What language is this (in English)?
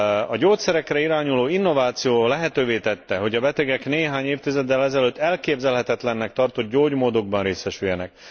Hungarian